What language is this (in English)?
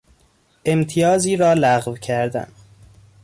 Persian